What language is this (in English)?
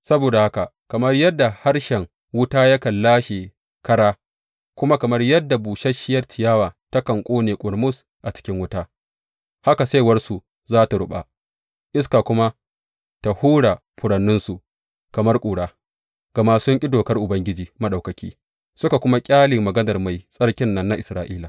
Hausa